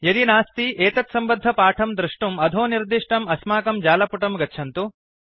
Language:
Sanskrit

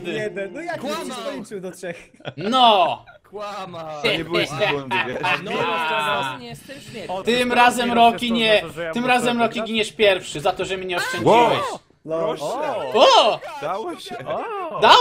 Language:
Polish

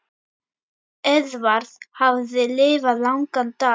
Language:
Icelandic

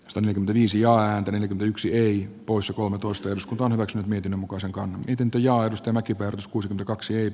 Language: Finnish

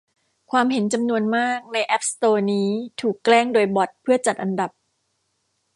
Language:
Thai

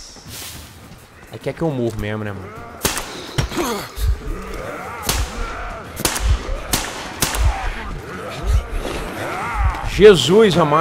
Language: Portuguese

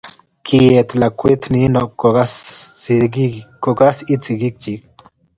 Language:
Kalenjin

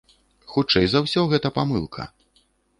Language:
Belarusian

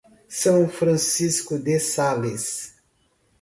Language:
Portuguese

